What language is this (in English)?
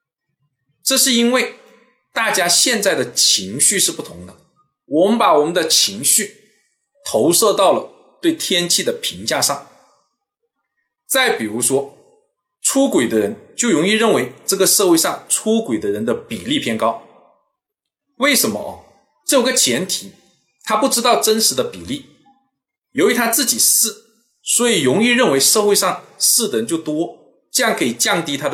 Chinese